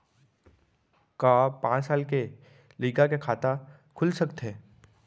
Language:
Chhattisgarhi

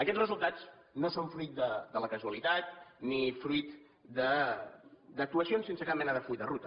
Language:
Catalan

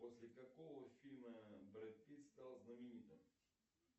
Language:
Russian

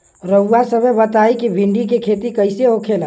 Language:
Bhojpuri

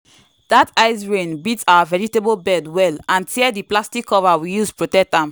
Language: Nigerian Pidgin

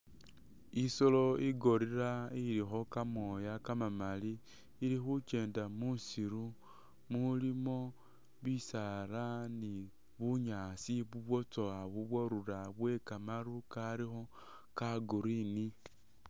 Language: Masaaba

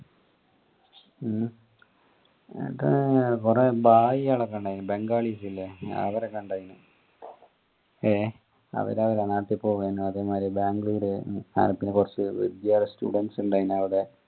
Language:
Malayalam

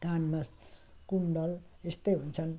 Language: Nepali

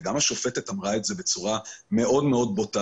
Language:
Hebrew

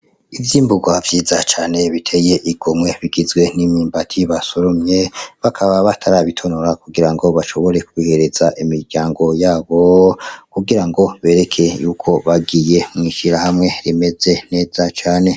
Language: Rundi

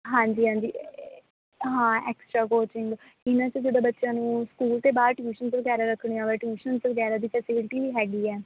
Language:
Punjabi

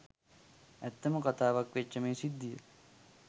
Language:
Sinhala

